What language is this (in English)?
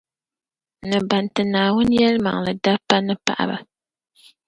Dagbani